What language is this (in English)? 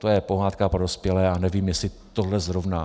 Czech